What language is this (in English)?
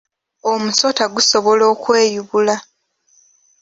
Ganda